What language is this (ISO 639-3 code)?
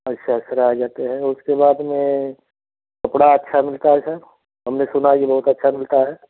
hin